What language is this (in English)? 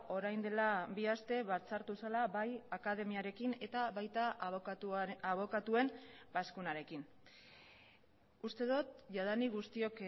Basque